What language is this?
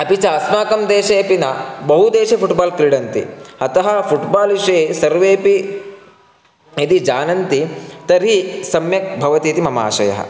Sanskrit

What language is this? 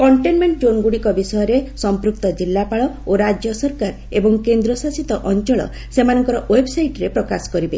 Odia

